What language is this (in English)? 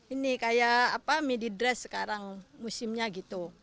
Indonesian